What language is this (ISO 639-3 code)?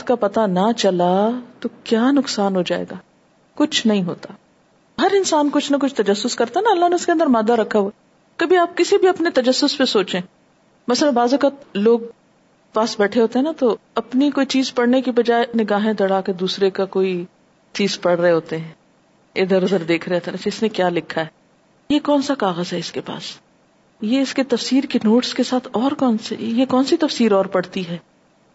urd